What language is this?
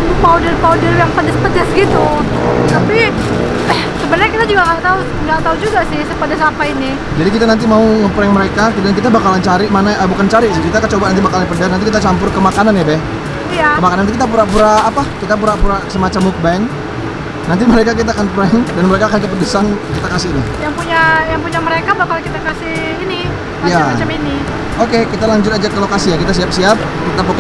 Indonesian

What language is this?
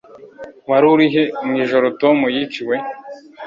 Kinyarwanda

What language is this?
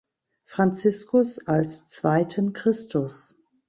German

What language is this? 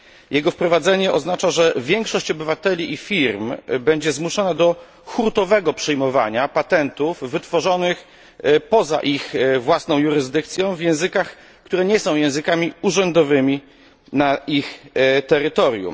Polish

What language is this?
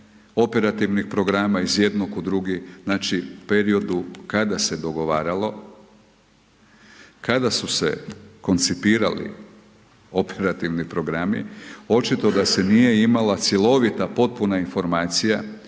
Croatian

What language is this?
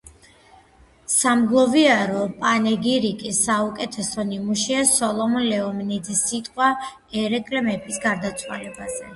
Georgian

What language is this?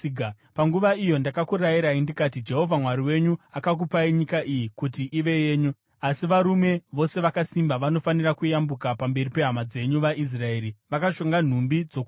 Shona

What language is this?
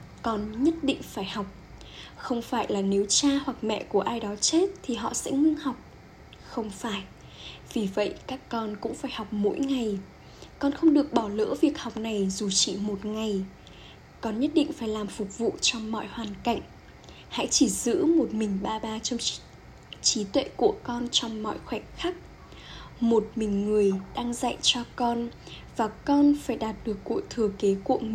Vietnamese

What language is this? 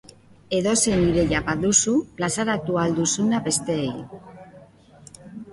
Basque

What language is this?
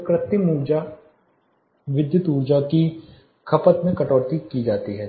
Hindi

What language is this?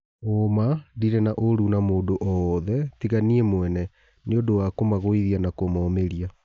Kikuyu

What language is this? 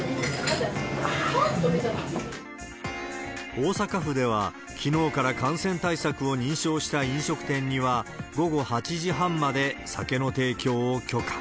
Japanese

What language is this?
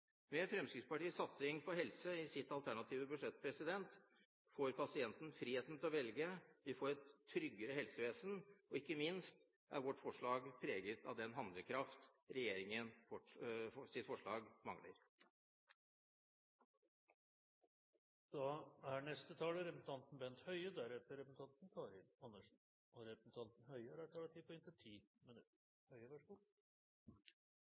Norwegian Bokmål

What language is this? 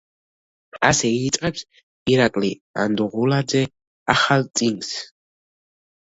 Georgian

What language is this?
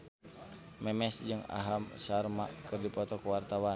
Sundanese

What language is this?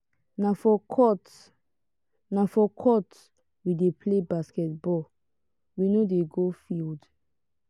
Nigerian Pidgin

